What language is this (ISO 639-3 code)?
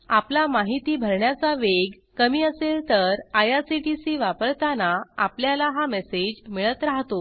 mar